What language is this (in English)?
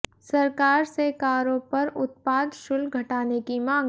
Hindi